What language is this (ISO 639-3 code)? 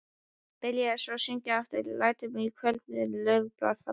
isl